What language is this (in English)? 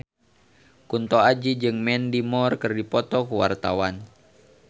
Sundanese